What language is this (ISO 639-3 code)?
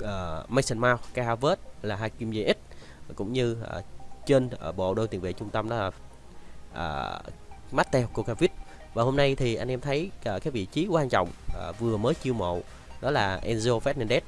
vie